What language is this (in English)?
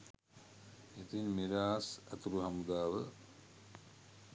Sinhala